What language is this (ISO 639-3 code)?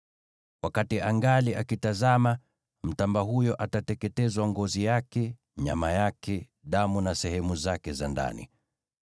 swa